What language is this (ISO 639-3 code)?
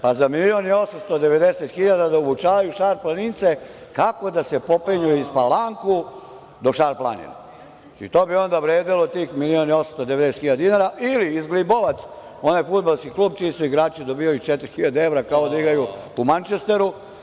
srp